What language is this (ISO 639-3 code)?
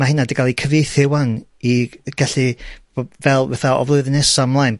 cym